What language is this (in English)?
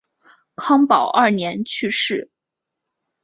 Chinese